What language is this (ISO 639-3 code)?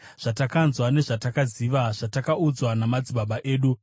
sna